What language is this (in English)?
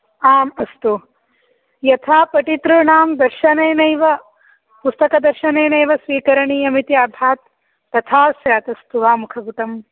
Sanskrit